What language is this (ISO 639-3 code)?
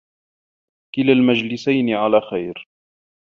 ara